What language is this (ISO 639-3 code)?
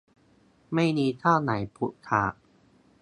tha